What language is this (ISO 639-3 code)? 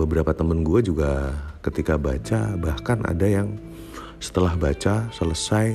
ind